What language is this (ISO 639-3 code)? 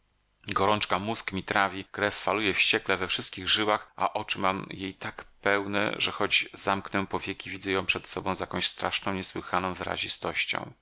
pol